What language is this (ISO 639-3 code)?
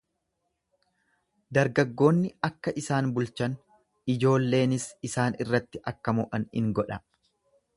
orm